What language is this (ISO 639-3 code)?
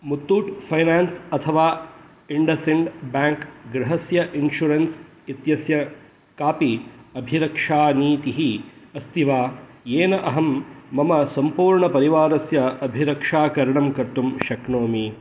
san